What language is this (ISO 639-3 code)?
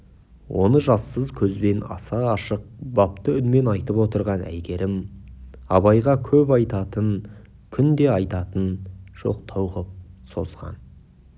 kaz